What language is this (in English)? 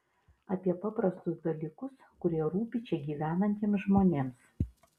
Lithuanian